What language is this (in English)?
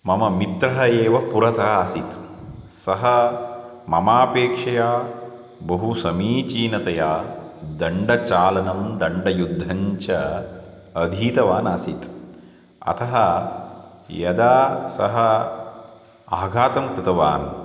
Sanskrit